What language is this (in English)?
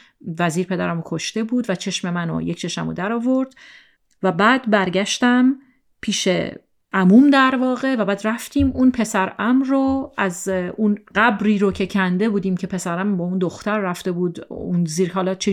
Persian